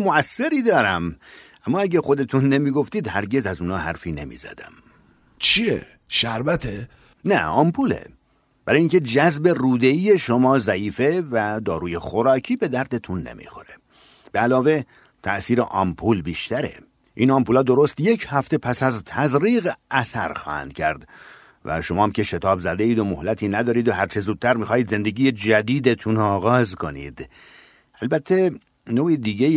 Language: Persian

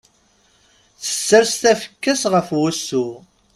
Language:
Kabyle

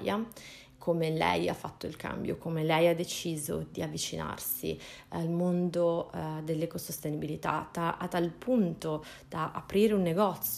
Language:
Italian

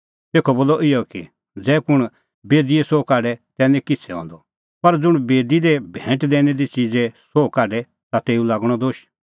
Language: Kullu Pahari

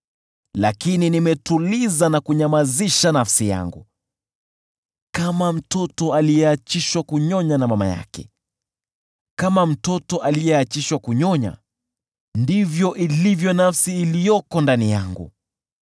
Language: Swahili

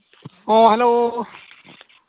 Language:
Santali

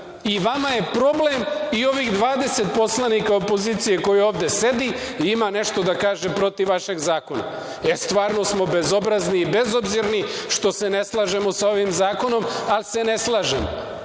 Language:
Serbian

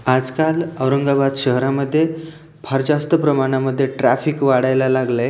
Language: Marathi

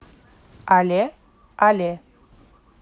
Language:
Russian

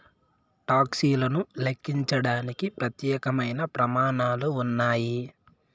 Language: Telugu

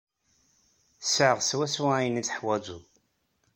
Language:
Kabyle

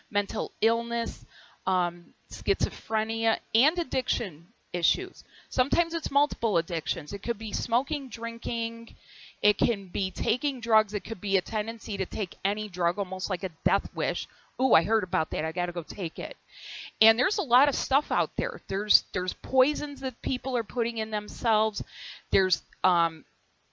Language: English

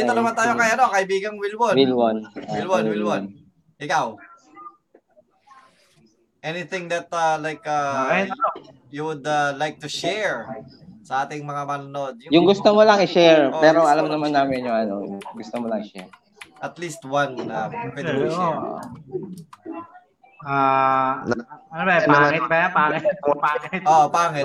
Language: Filipino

